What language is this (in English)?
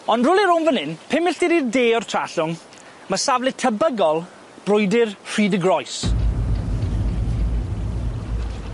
Welsh